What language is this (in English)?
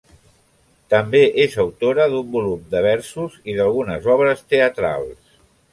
Catalan